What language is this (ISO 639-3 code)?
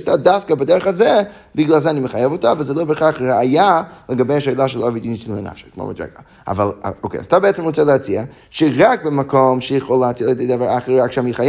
heb